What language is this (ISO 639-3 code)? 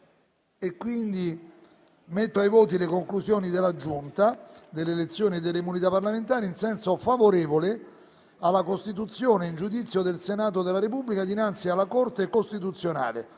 ita